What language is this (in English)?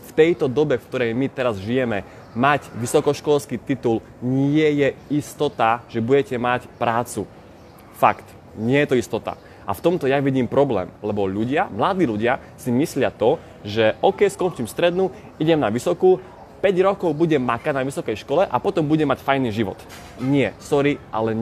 Slovak